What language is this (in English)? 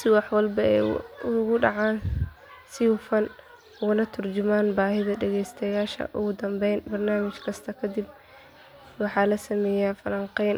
Somali